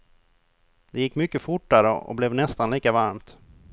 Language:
Swedish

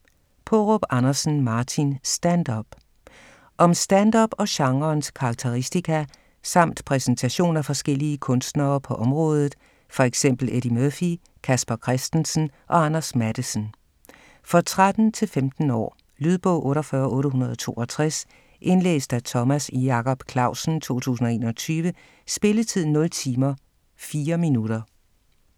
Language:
Danish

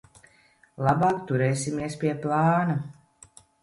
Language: Latvian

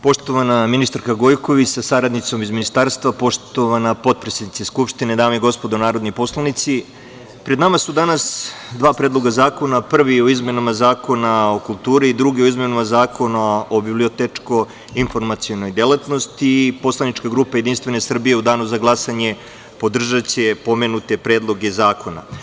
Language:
Serbian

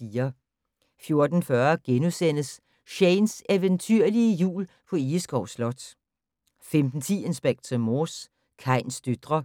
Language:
Danish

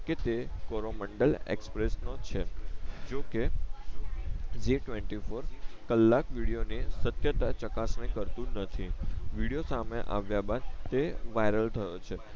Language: Gujarati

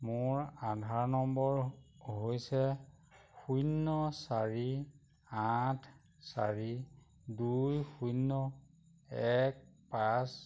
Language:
Assamese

